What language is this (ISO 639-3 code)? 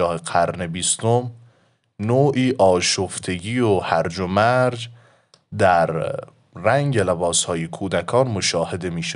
fas